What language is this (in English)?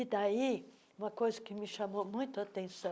Portuguese